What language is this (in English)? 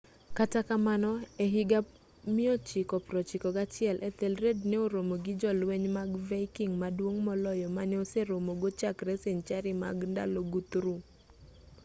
Luo (Kenya and Tanzania)